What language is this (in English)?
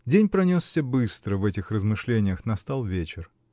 Russian